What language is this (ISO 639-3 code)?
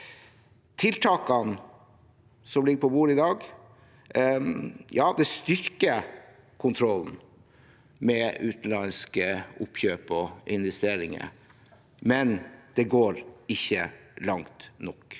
nor